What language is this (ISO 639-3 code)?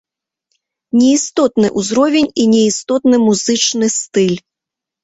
bel